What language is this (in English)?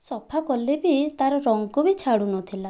Odia